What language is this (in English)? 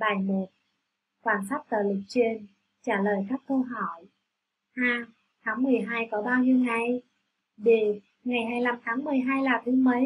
Vietnamese